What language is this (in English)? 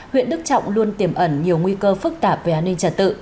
Vietnamese